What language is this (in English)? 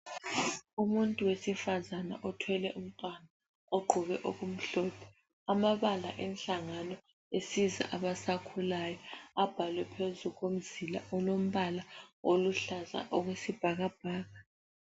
North Ndebele